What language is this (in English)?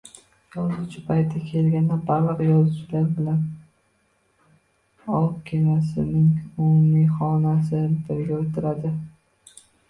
Uzbek